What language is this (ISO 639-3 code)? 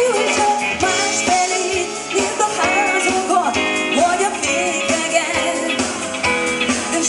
kor